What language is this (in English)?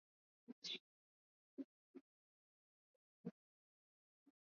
Swahili